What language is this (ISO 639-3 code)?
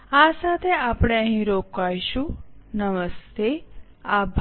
guj